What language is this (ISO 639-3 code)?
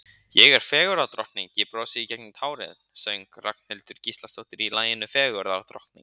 isl